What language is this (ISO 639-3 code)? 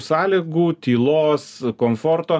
lit